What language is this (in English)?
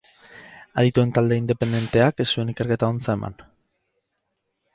Basque